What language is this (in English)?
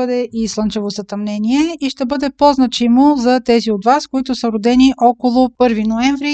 Bulgarian